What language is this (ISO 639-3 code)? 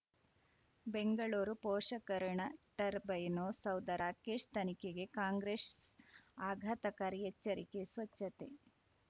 kan